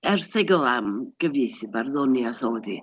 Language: Welsh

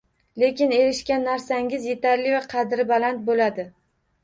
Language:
Uzbek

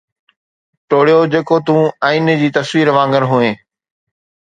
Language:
Sindhi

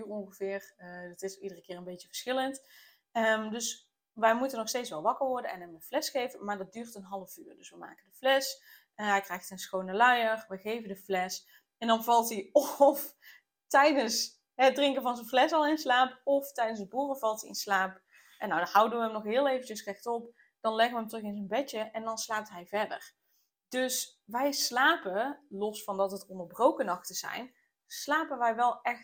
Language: Dutch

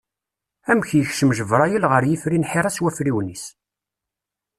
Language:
Kabyle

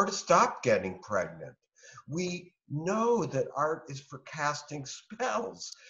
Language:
English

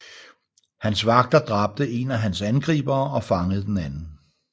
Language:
Danish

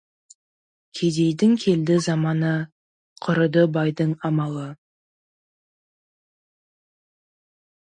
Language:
Kazakh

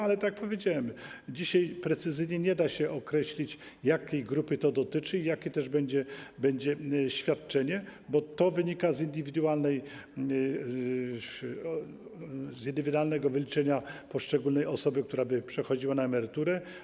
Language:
Polish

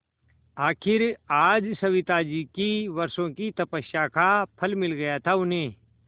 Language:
Hindi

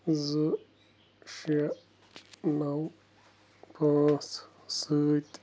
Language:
Kashmiri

